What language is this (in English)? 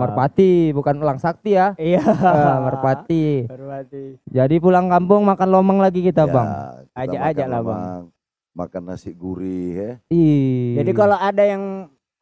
Indonesian